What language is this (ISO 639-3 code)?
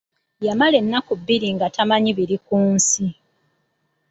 lug